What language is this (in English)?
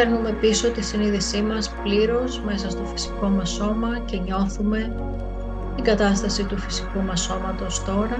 Greek